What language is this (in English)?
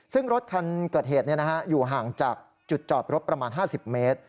Thai